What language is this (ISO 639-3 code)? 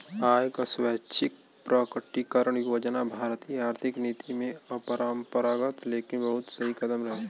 bho